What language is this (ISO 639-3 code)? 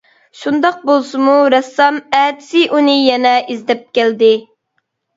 uig